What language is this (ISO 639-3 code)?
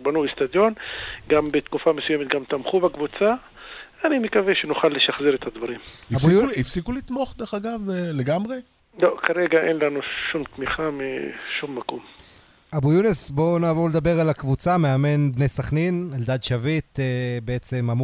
heb